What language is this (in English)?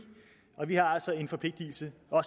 Danish